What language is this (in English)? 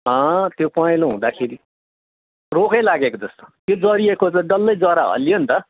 Nepali